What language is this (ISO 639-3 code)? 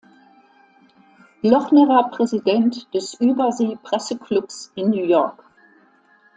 deu